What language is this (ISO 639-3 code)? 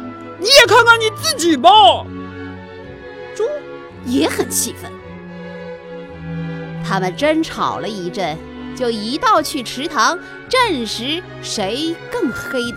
zho